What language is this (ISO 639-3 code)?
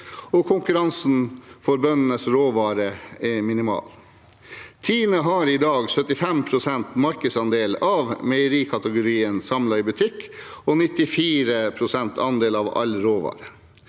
nor